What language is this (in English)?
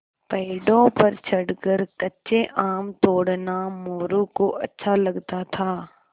Hindi